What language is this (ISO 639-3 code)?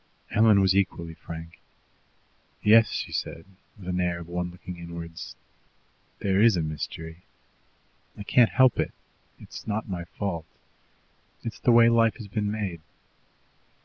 eng